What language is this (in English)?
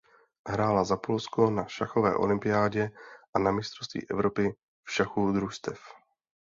Czech